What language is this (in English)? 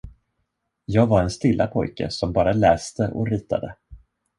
Swedish